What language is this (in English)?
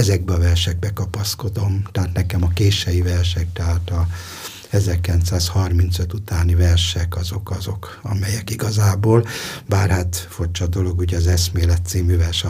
Hungarian